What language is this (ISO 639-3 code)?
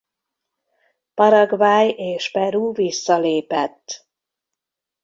hun